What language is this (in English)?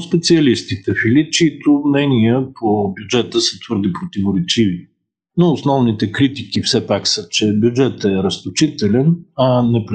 Bulgarian